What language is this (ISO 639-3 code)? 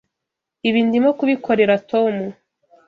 kin